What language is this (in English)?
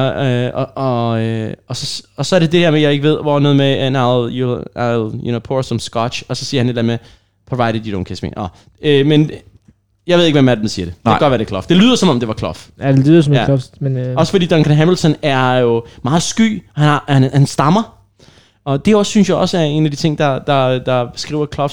Danish